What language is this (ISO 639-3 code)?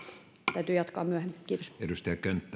fin